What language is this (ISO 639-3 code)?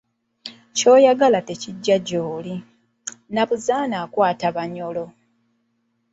lug